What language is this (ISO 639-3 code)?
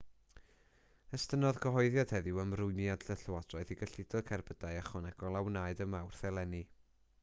cym